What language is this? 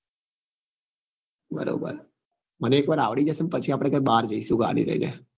Gujarati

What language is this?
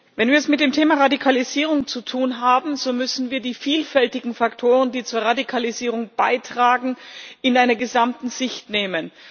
German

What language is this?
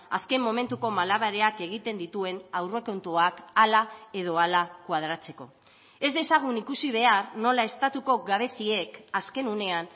Basque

